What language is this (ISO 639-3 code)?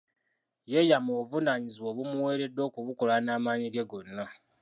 lug